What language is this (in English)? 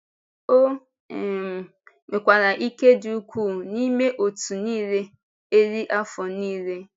Igbo